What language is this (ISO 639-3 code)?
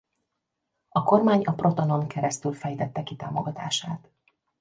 hun